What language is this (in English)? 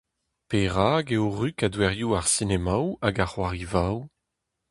Breton